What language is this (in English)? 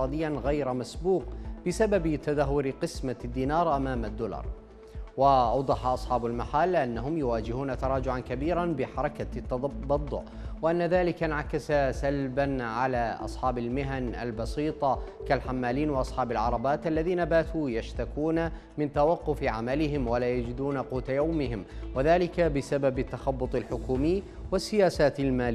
Arabic